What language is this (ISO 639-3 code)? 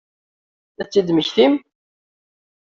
kab